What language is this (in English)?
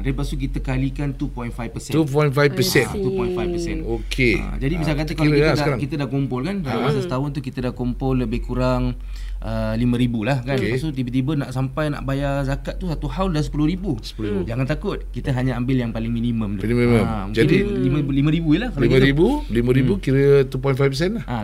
Malay